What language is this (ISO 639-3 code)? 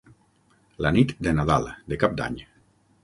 cat